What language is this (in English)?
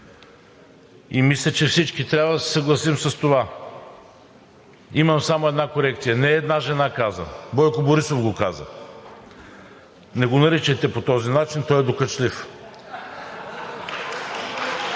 Bulgarian